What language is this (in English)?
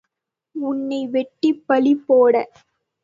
Tamil